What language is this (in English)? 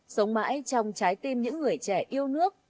Vietnamese